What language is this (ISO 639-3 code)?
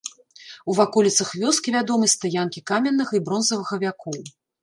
bel